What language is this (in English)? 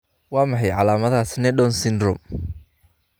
Somali